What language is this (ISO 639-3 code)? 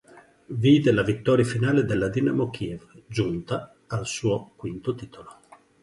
ita